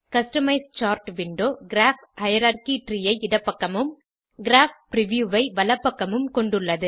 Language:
Tamil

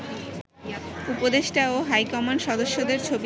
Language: Bangla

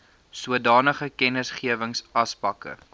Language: Afrikaans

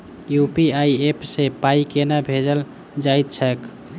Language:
Maithili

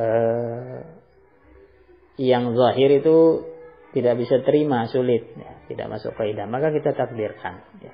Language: Indonesian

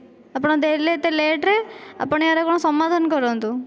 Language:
Odia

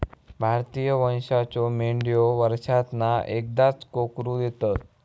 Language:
Marathi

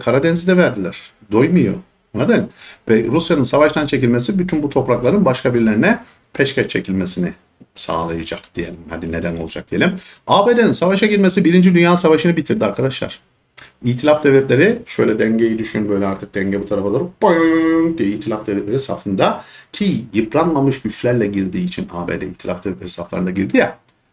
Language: Turkish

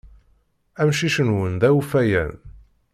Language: Kabyle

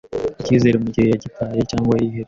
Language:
Kinyarwanda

